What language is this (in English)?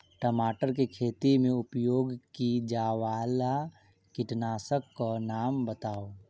Maithili